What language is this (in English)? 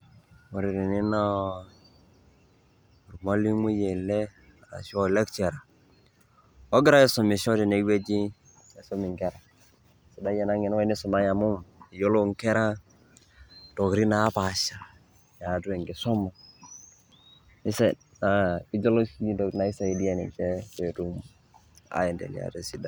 Masai